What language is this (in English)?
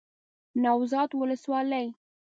Pashto